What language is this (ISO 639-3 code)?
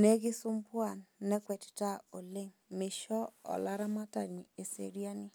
mas